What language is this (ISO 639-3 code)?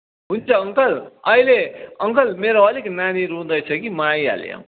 nep